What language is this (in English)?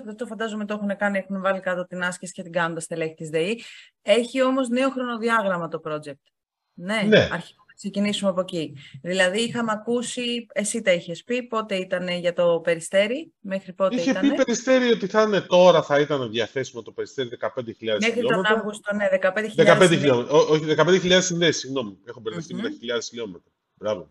Greek